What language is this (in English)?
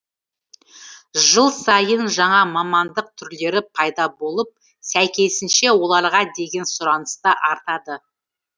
Kazakh